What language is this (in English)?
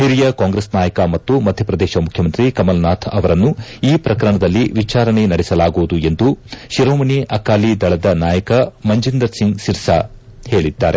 Kannada